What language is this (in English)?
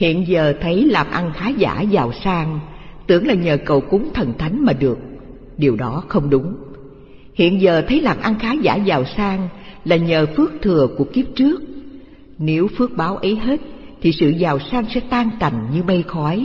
Vietnamese